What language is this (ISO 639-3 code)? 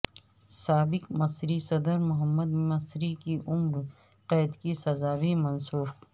urd